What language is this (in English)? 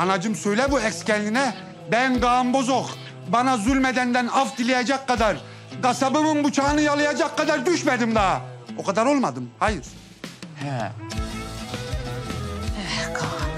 Turkish